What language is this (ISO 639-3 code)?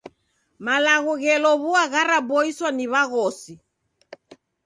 dav